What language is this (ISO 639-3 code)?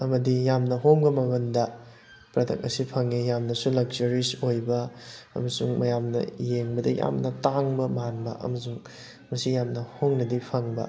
mni